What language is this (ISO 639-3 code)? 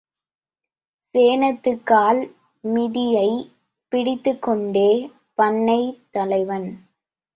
tam